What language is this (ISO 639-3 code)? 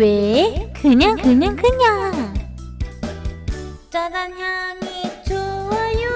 kor